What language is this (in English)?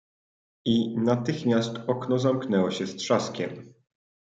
Polish